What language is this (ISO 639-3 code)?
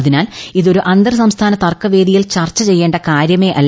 mal